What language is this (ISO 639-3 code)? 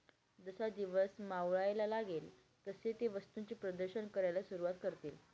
mar